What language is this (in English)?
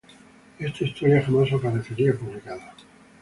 Spanish